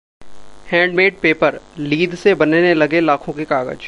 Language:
Hindi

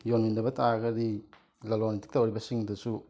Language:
Manipuri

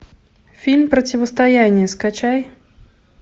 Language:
Russian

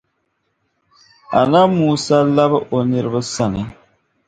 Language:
Dagbani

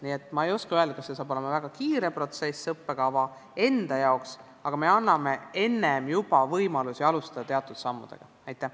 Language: Estonian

